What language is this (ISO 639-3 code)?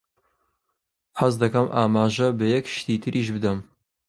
ckb